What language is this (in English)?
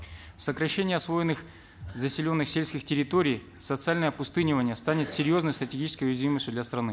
Kazakh